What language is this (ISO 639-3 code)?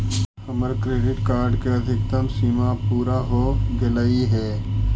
mag